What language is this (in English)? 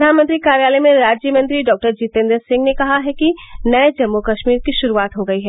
Hindi